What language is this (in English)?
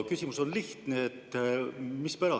Estonian